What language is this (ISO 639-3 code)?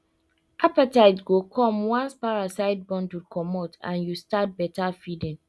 pcm